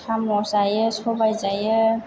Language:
Bodo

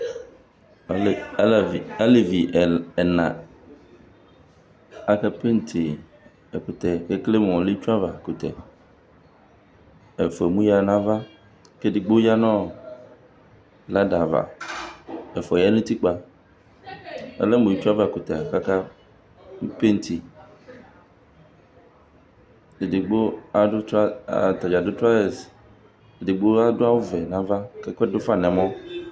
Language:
Ikposo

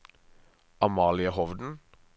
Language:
Norwegian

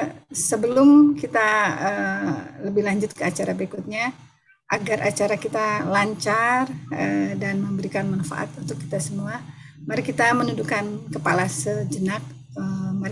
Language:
Indonesian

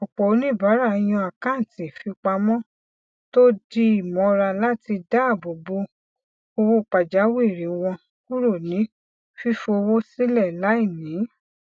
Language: Yoruba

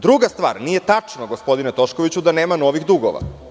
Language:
Serbian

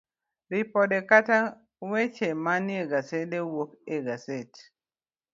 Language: Luo (Kenya and Tanzania)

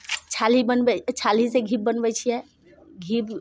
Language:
Maithili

